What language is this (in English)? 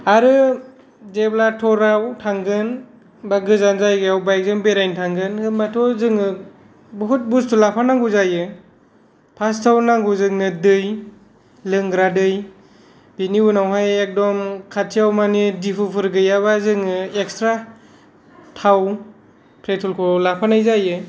Bodo